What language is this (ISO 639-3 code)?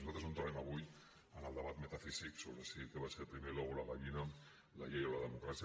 cat